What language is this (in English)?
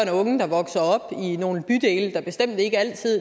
Danish